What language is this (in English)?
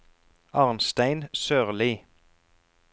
Norwegian